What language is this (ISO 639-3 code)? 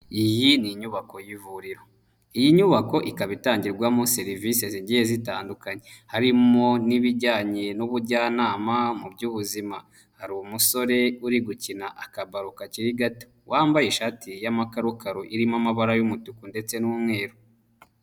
kin